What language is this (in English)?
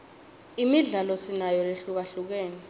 Swati